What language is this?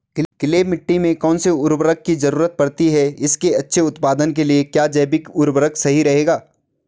Hindi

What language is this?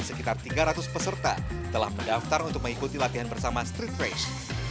Indonesian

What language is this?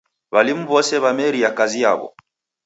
Taita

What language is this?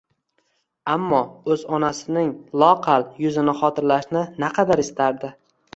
Uzbek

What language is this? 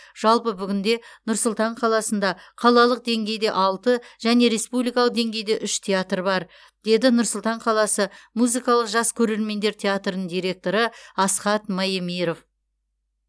Kazakh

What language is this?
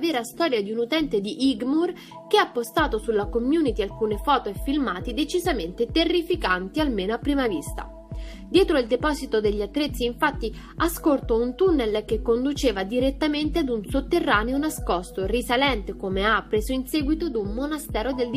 Italian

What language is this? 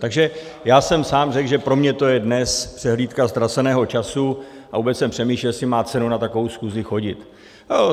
Czech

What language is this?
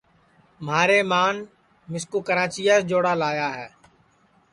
Sansi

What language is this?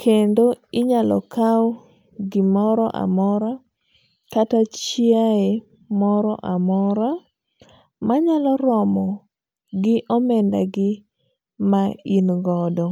Luo (Kenya and Tanzania)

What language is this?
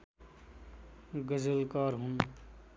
Nepali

